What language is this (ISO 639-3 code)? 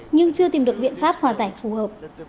vie